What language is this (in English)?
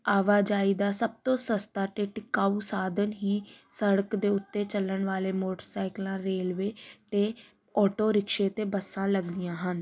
Punjabi